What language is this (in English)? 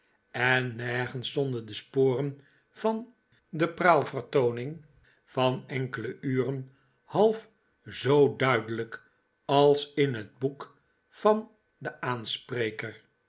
Dutch